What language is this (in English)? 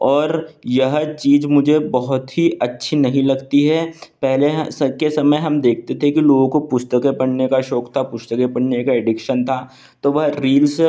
Hindi